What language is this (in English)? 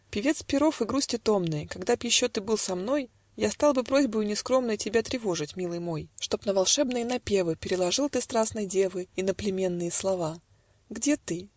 Russian